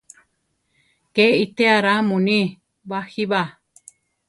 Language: Central Tarahumara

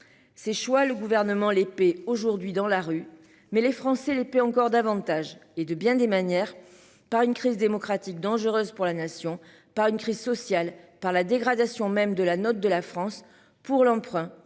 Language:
French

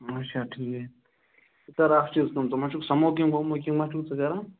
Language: Kashmiri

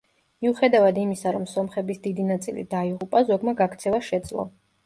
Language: Georgian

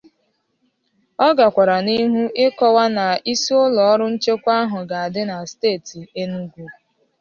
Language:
Igbo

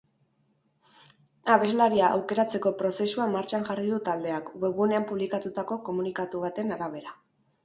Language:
Basque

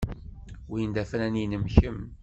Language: Kabyle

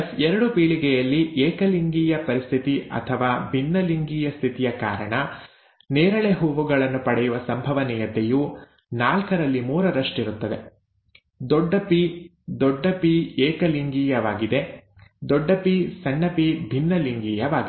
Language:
Kannada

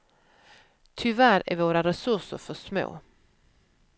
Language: Swedish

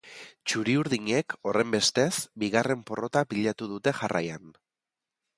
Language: Basque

